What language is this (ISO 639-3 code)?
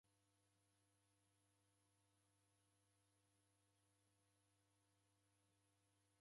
dav